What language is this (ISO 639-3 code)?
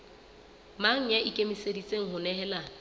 sot